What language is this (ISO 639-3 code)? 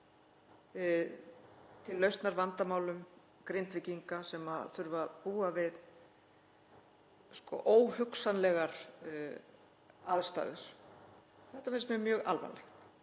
isl